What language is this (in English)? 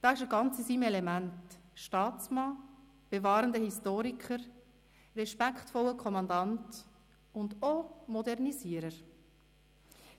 Swiss German